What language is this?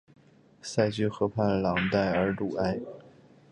Chinese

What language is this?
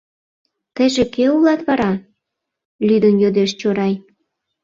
Mari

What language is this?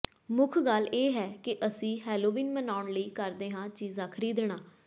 Punjabi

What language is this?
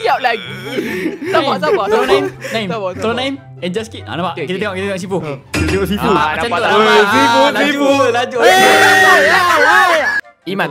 Malay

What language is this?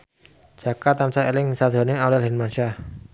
Javanese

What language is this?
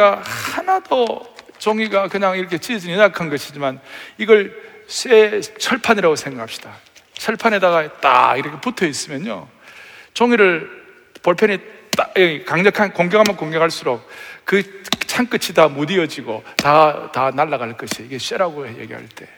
Korean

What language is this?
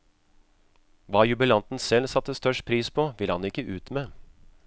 Norwegian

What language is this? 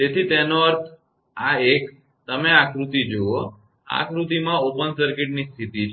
Gujarati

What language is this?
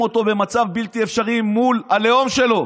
Hebrew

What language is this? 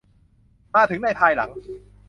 Thai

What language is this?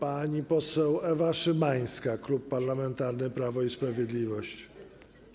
Polish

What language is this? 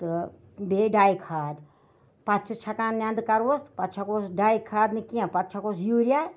Kashmiri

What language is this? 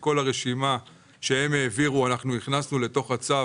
Hebrew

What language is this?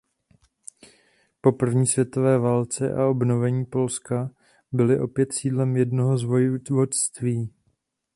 Czech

